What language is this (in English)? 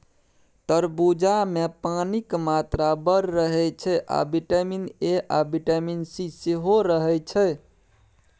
Maithili